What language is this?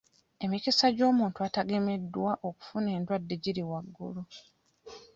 Ganda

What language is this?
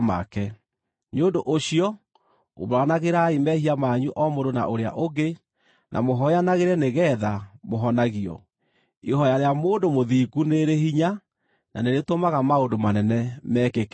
Kikuyu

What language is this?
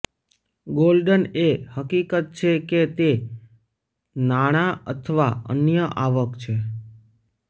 Gujarati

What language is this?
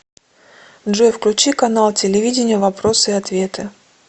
Russian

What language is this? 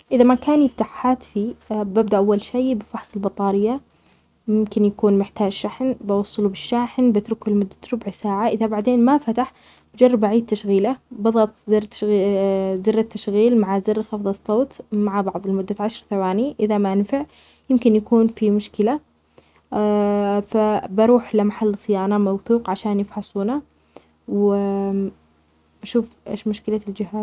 Omani Arabic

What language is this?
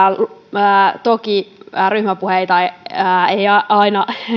Finnish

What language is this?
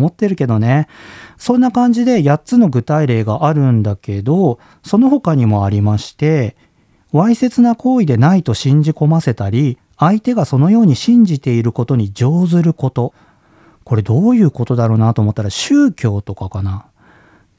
Japanese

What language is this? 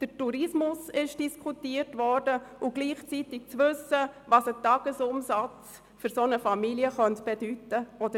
Swiss German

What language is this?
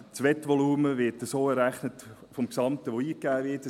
Swiss German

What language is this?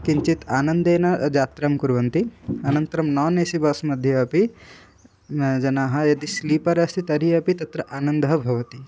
Sanskrit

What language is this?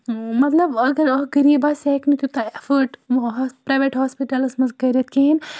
Kashmiri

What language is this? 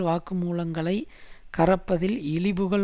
Tamil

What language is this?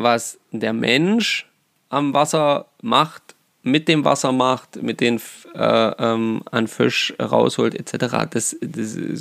German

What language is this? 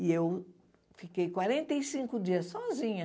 Portuguese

